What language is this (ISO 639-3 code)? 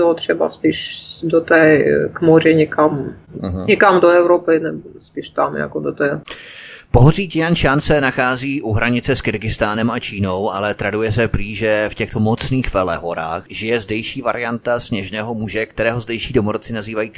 ces